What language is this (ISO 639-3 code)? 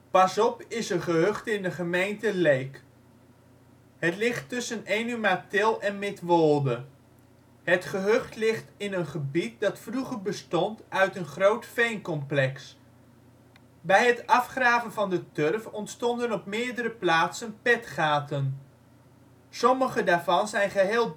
nld